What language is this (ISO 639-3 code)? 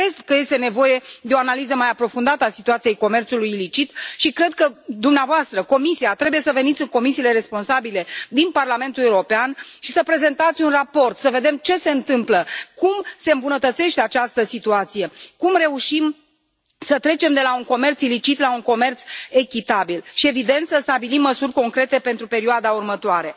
ron